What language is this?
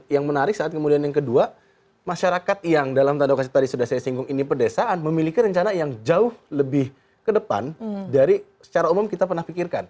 Indonesian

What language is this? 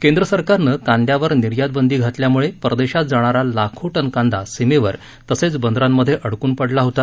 Marathi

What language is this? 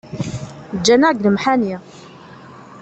Kabyle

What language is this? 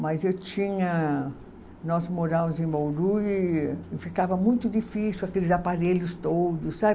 Portuguese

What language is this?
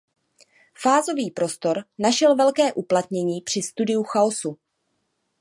Czech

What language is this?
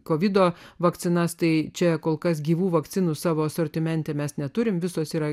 Lithuanian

